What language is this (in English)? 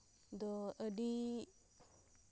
Santali